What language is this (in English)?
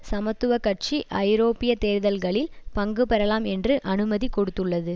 Tamil